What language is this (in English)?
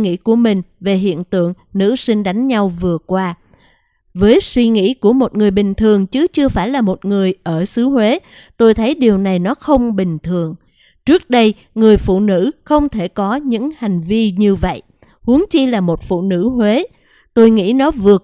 Vietnamese